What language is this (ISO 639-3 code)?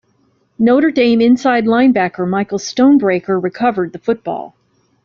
eng